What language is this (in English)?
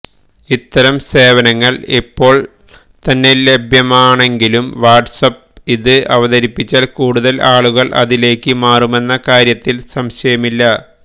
Malayalam